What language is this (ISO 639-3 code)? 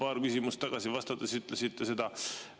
est